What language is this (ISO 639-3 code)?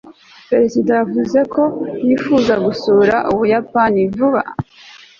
kin